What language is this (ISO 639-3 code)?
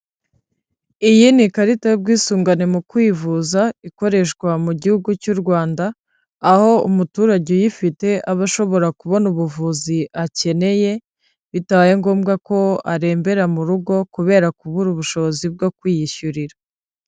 kin